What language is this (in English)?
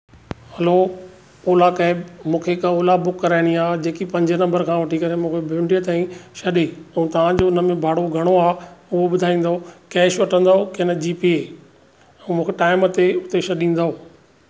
Sindhi